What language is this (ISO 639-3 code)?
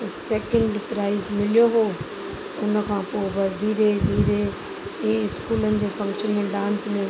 snd